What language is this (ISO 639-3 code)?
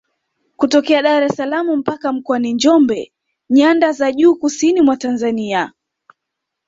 swa